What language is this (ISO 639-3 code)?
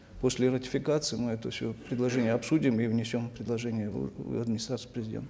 kaz